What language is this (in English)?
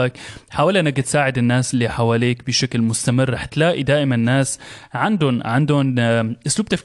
Arabic